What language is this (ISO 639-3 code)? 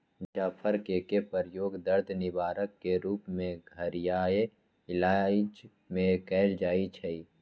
mag